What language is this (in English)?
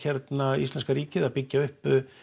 Icelandic